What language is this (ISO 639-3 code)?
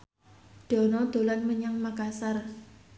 jav